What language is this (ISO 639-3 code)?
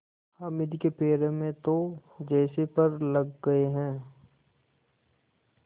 hin